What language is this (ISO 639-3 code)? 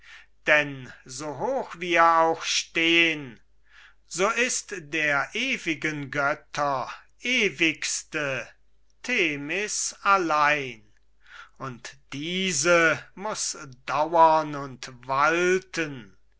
deu